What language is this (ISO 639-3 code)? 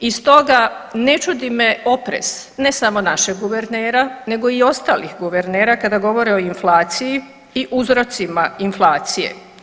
hrv